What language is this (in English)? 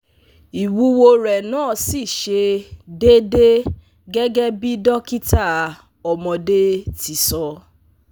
Yoruba